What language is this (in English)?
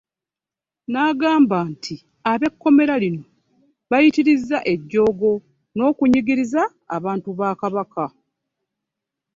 Ganda